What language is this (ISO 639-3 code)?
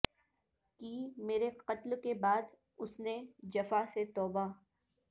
urd